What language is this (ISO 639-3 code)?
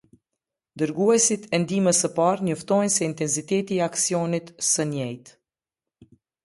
sqi